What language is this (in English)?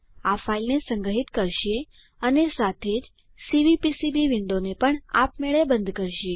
Gujarati